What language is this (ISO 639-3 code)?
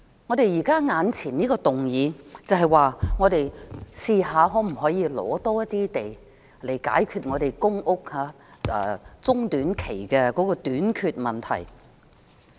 yue